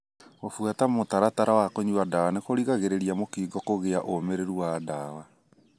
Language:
Kikuyu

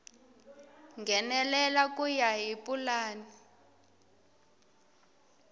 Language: Tsonga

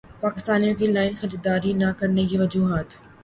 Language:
Urdu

